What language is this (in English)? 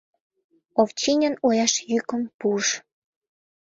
Mari